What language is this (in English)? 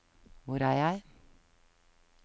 Norwegian